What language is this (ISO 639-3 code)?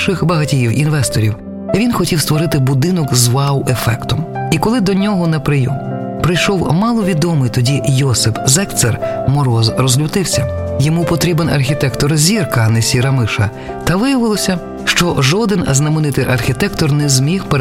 ukr